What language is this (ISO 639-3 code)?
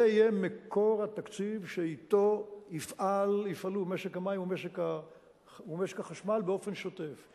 heb